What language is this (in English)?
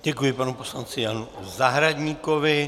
Czech